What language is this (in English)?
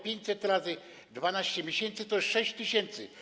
Polish